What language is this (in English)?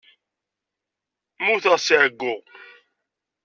Kabyle